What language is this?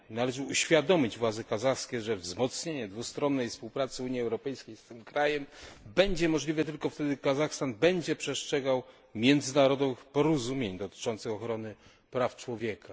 Polish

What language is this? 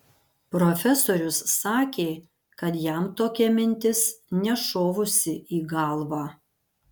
Lithuanian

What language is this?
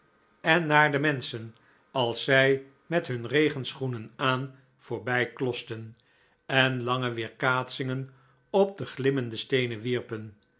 Dutch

